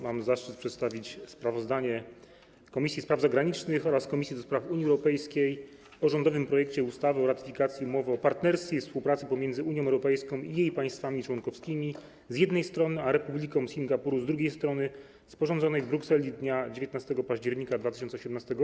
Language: Polish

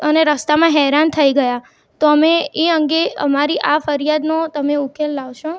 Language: Gujarati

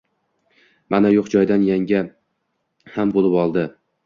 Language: Uzbek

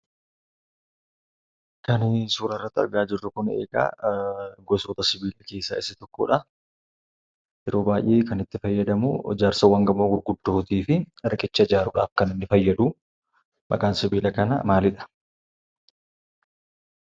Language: Oromo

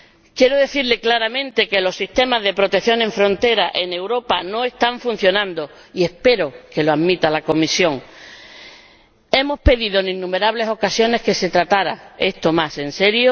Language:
Spanish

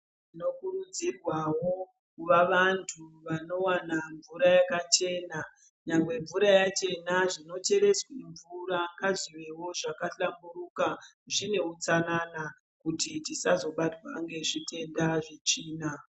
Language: Ndau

